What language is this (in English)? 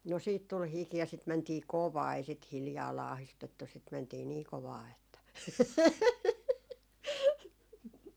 Finnish